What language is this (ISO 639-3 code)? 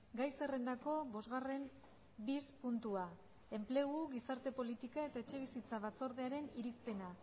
eus